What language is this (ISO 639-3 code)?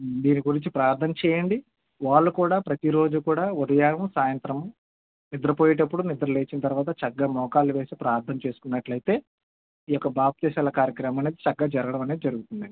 tel